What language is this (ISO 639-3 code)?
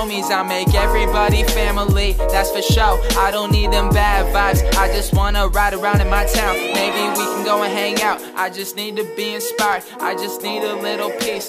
mal